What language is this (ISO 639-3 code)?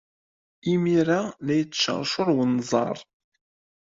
kab